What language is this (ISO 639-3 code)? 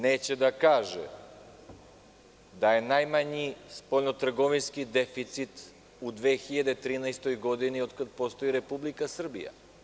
srp